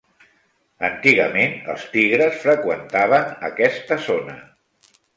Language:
Catalan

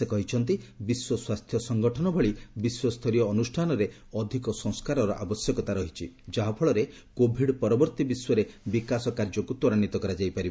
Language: Odia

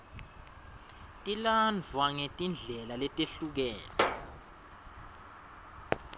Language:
Swati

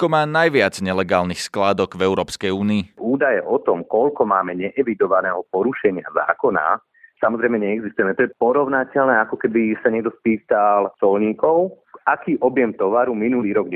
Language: Slovak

